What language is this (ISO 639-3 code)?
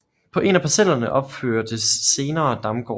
dan